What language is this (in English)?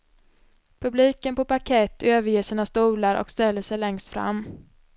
Swedish